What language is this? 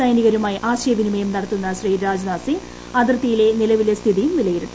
Malayalam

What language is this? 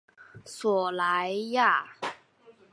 Chinese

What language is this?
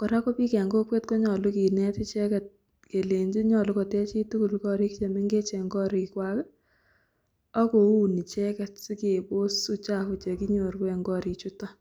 Kalenjin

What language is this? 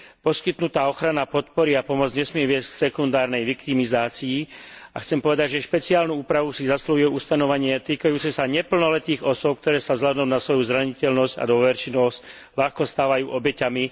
Slovak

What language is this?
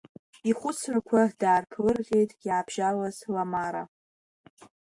Abkhazian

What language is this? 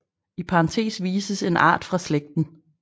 Danish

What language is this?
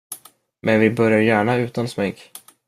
Swedish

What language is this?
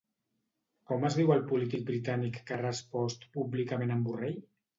Catalan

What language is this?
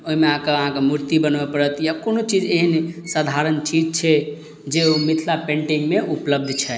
Maithili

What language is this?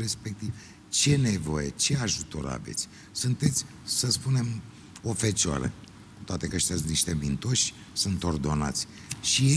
Romanian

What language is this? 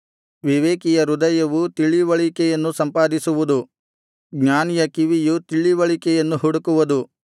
Kannada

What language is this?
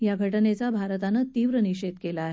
Marathi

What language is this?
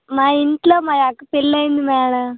Telugu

